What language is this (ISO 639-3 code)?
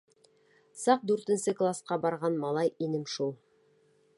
bak